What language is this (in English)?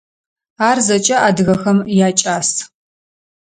Adyghe